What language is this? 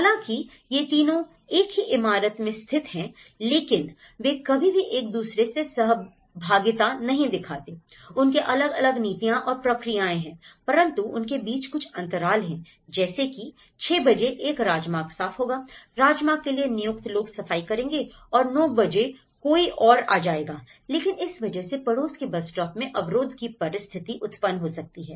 Hindi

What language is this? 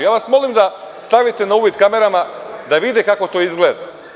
Serbian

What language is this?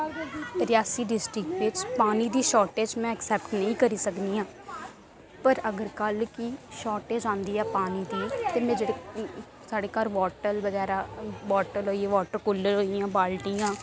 Dogri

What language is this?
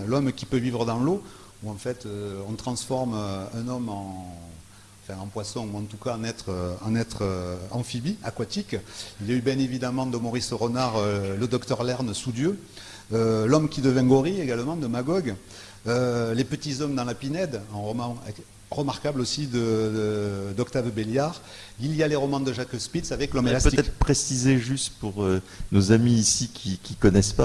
French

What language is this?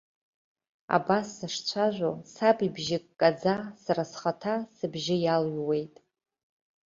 Abkhazian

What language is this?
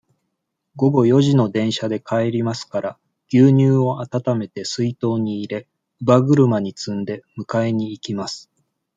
Japanese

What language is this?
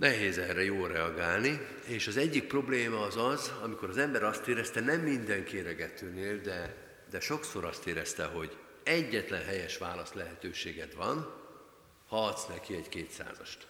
Hungarian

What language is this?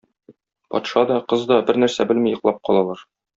Tatar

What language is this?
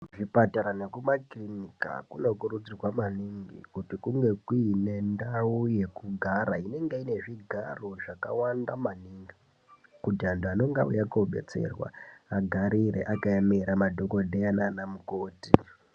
Ndau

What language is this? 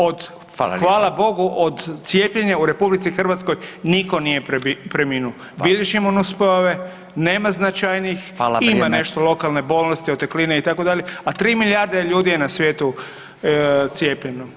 Croatian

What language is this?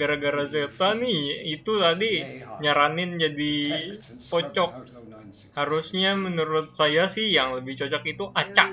Indonesian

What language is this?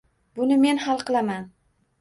Uzbek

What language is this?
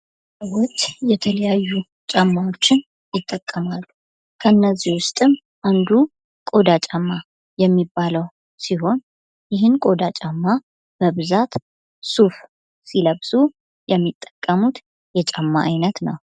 Amharic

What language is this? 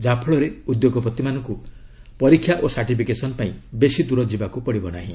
Odia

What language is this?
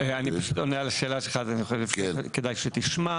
Hebrew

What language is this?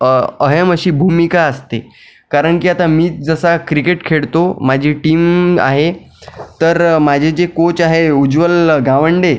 Marathi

